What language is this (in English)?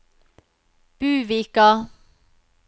Norwegian